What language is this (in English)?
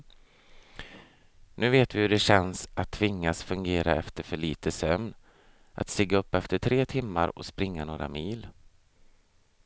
Swedish